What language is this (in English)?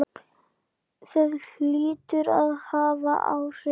Icelandic